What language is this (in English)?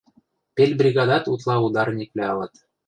Western Mari